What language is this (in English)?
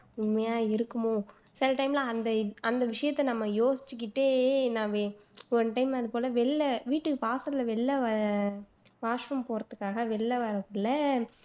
Tamil